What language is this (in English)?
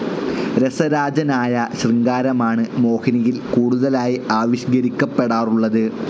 Malayalam